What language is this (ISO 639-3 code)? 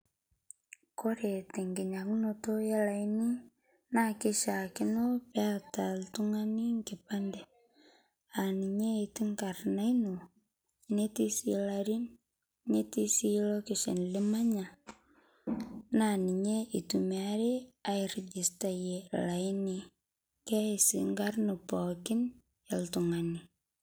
mas